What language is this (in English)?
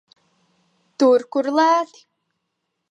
Latvian